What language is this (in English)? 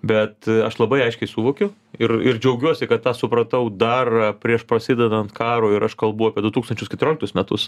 Lithuanian